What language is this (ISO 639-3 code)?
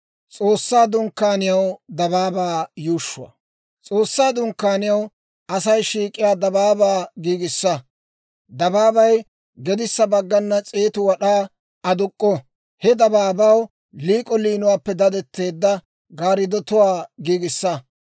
dwr